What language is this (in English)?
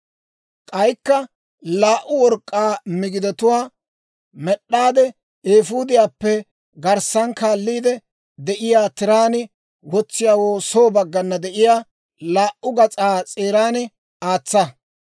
Dawro